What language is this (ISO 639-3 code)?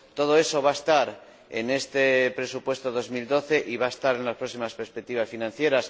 spa